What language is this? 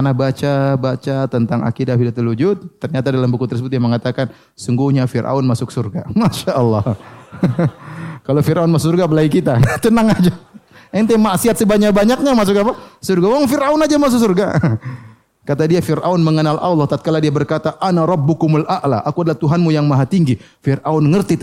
Indonesian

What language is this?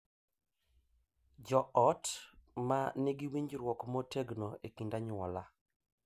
Luo (Kenya and Tanzania)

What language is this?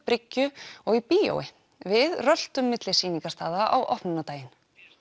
Icelandic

